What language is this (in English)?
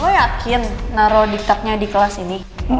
Indonesian